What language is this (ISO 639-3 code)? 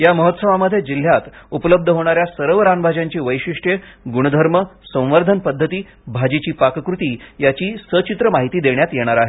mar